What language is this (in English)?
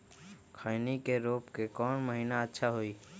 Magahi